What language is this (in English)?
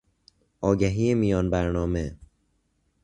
Persian